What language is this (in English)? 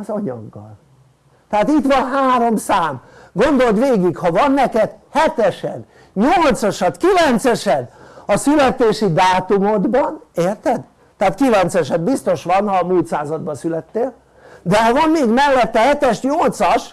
Hungarian